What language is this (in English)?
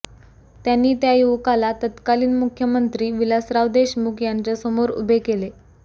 Marathi